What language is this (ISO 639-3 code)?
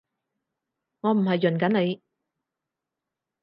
yue